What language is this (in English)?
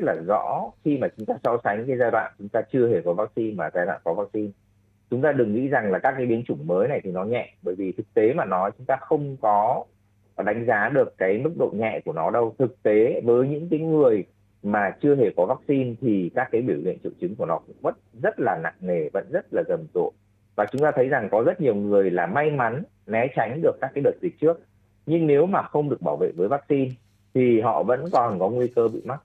Vietnamese